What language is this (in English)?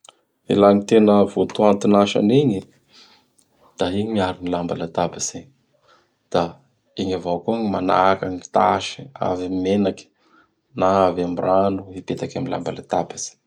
Bara Malagasy